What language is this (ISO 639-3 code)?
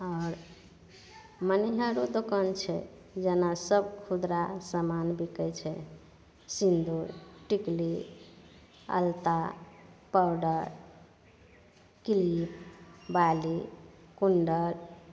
mai